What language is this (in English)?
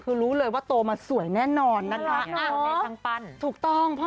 Thai